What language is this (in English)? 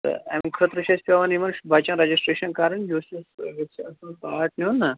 Kashmiri